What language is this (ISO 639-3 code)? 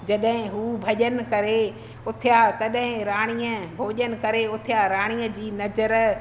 snd